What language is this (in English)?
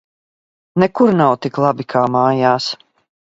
Latvian